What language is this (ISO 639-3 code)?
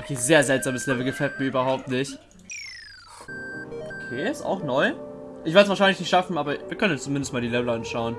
deu